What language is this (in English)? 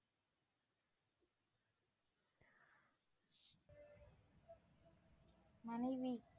Tamil